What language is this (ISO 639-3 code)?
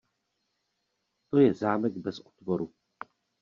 ces